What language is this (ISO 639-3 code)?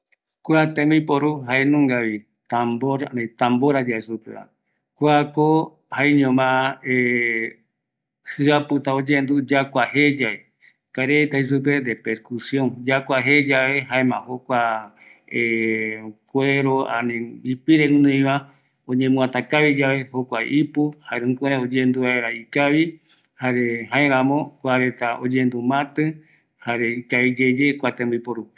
gui